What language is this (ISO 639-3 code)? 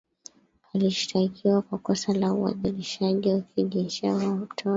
swa